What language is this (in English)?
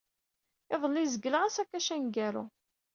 Kabyle